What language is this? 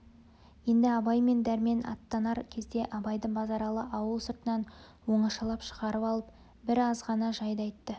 Kazakh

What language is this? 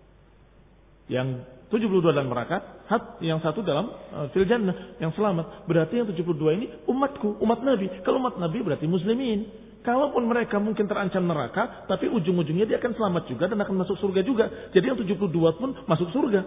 Indonesian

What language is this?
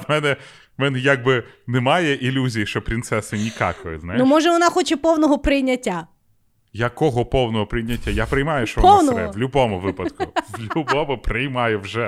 Ukrainian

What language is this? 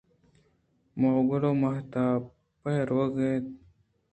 Eastern Balochi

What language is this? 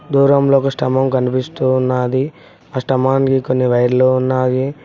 Telugu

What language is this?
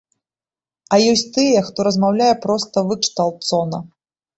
Belarusian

